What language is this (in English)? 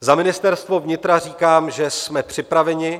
Czech